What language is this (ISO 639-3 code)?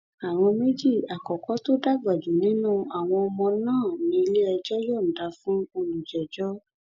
yor